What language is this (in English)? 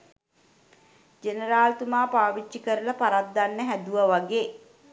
Sinhala